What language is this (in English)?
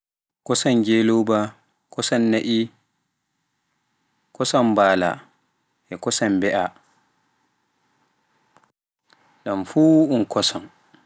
Pular